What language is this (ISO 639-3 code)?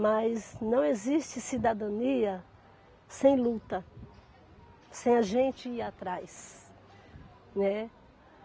por